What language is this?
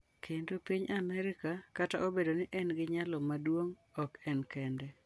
Luo (Kenya and Tanzania)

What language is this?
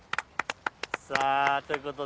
Japanese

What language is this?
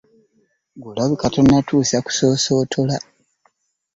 Ganda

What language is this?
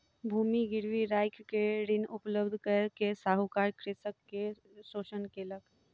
Maithili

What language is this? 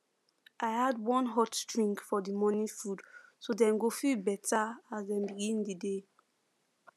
Nigerian Pidgin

